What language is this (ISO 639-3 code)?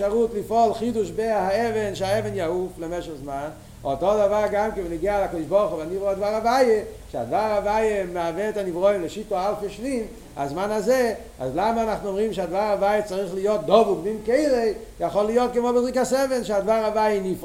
heb